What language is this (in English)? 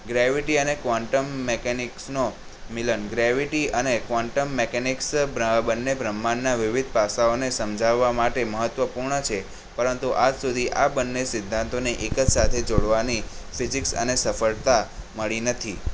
Gujarati